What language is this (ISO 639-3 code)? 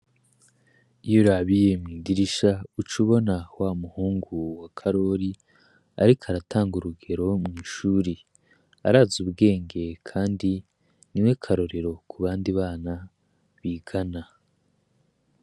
run